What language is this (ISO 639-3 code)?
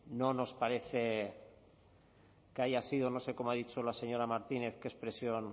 spa